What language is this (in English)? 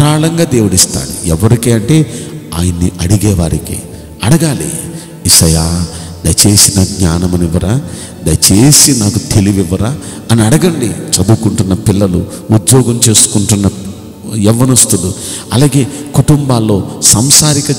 Hindi